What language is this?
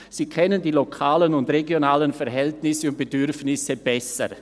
Swiss German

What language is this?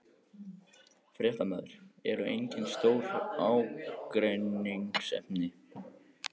Icelandic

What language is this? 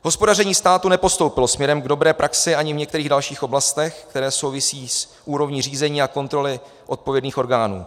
Czech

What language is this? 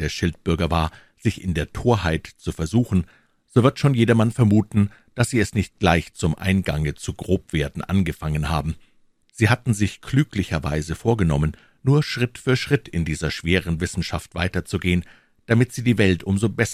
German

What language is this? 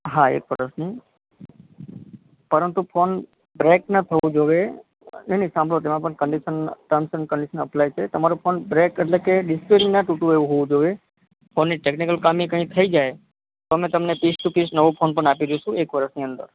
Gujarati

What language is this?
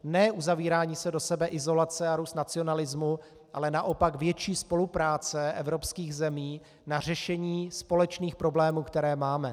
Czech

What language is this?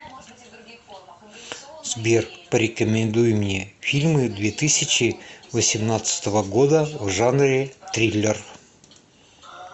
Russian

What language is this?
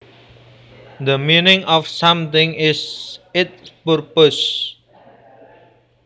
Javanese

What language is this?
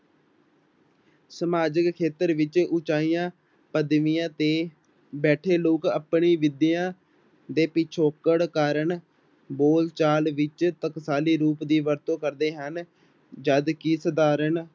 Punjabi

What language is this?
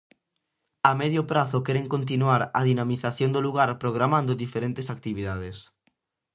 Galician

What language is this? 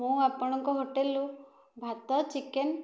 Odia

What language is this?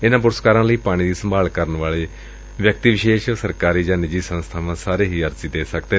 Punjabi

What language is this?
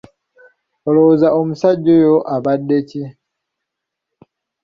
Ganda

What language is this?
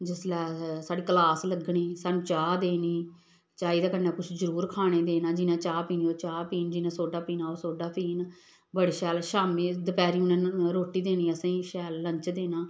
Dogri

